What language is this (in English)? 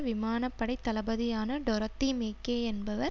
Tamil